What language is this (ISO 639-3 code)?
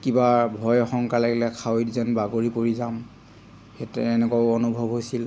asm